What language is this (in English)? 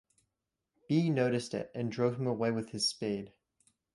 English